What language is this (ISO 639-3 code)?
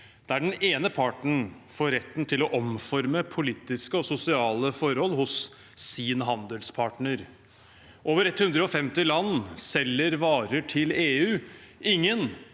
nor